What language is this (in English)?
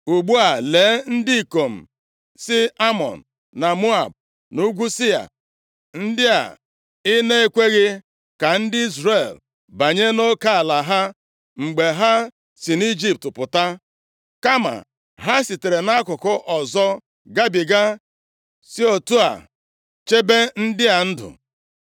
Igbo